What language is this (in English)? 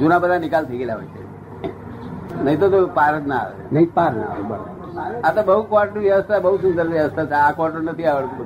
Gujarati